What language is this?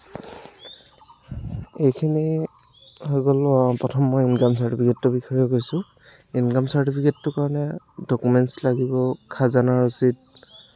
Assamese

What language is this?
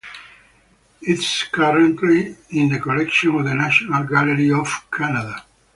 English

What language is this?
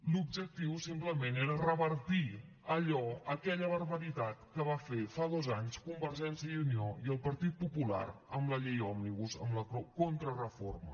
Catalan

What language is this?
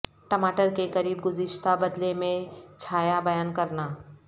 Urdu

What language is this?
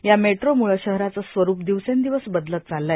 Marathi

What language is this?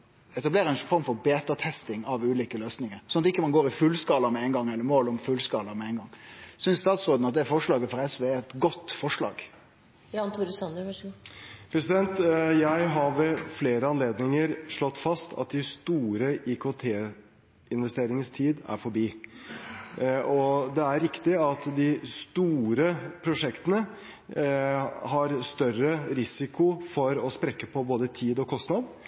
Norwegian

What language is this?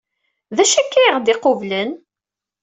Kabyle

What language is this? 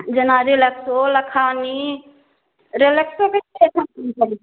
Maithili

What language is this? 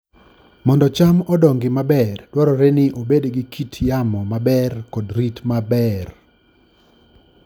Luo (Kenya and Tanzania)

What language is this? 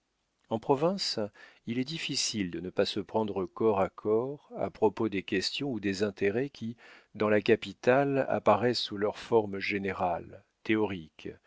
French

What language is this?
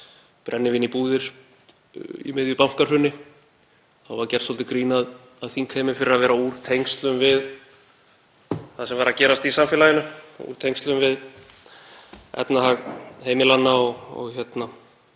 Icelandic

